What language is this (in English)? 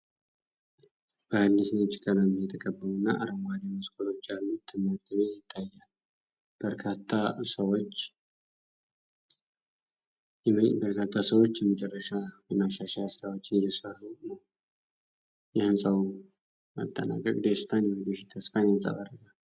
Amharic